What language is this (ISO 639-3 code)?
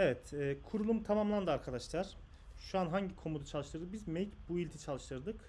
tur